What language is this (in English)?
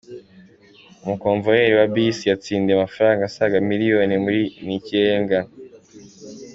Kinyarwanda